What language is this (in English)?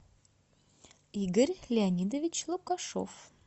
Russian